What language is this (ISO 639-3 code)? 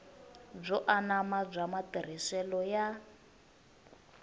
tso